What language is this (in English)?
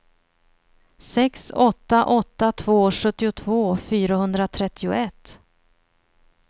Swedish